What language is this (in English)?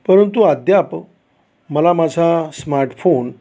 Marathi